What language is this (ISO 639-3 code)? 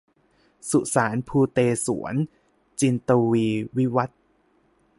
tha